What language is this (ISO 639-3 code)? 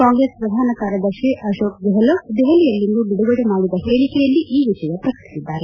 kan